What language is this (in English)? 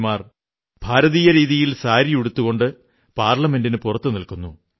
Malayalam